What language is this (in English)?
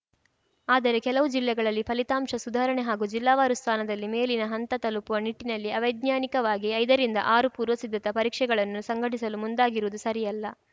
Kannada